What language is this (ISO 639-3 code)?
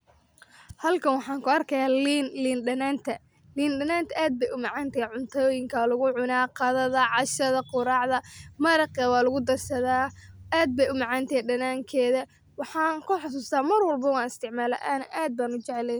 som